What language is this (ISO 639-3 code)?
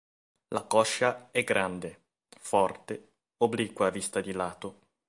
ita